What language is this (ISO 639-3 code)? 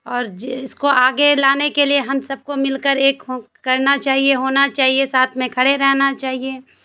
urd